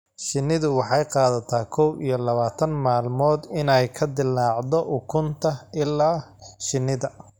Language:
Somali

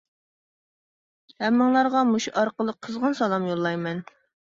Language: Uyghur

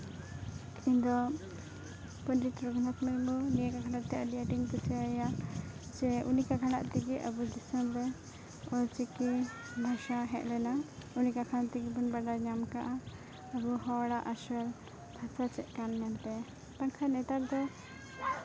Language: Santali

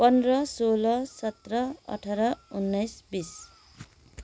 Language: Nepali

